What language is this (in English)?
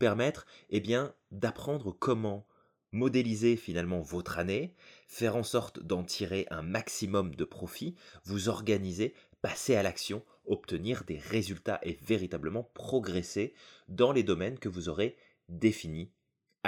French